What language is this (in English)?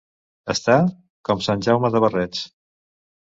Catalan